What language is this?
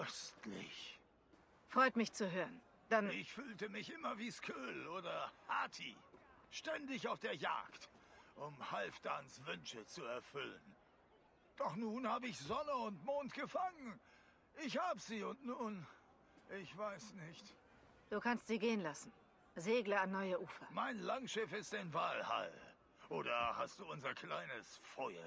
German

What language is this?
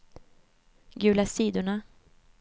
Swedish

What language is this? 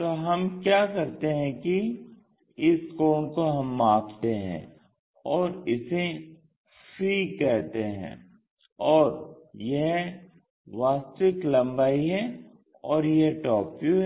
Hindi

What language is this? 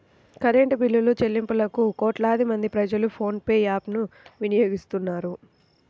Telugu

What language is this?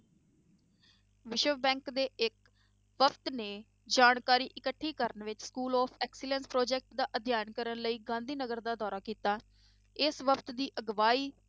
Punjabi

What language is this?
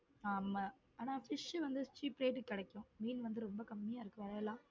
Tamil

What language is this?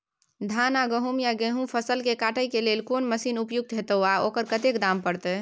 Maithili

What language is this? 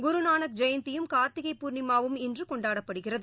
Tamil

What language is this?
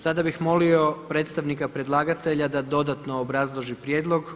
Croatian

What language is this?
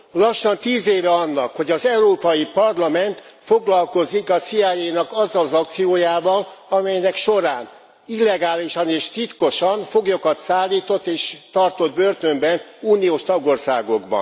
Hungarian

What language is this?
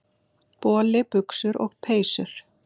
Icelandic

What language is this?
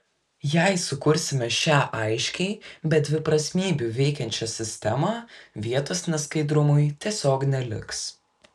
Lithuanian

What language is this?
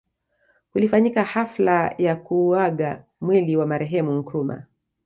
Swahili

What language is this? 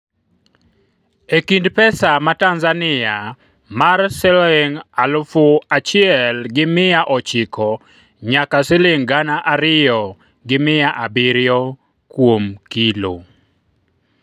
Luo (Kenya and Tanzania)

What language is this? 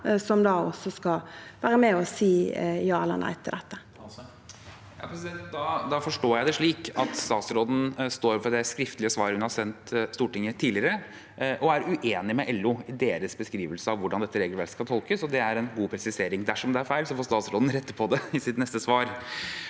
Norwegian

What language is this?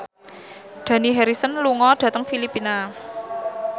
Javanese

